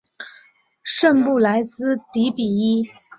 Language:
Chinese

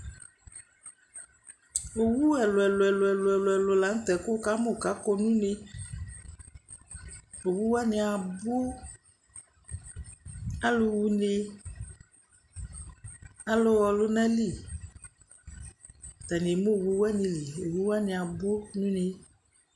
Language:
Ikposo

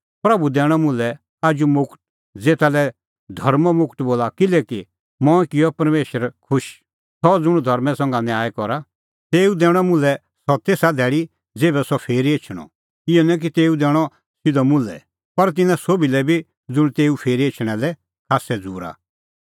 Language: Kullu Pahari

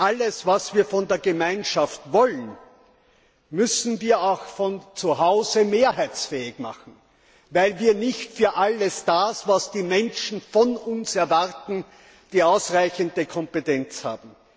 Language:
German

